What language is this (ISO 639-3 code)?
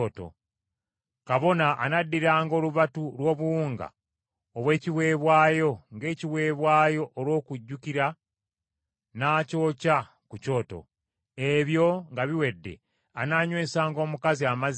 lug